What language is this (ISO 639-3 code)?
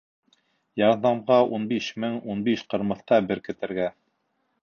bak